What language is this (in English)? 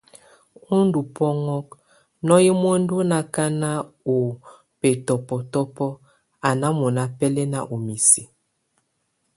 Tunen